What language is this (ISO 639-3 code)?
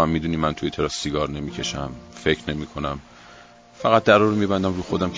fas